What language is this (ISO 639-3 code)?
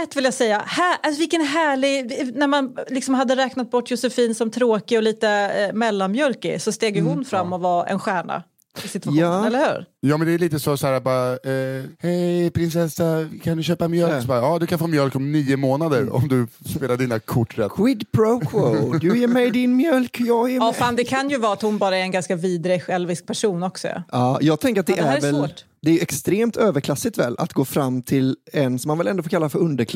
swe